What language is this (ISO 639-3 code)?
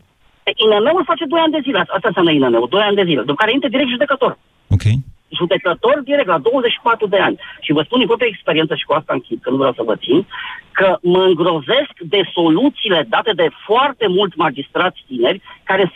ron